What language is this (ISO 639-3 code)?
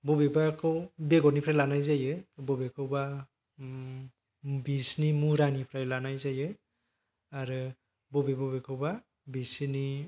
brx